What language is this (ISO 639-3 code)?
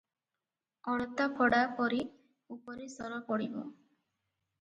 ori